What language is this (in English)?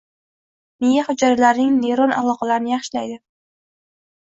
Uzbek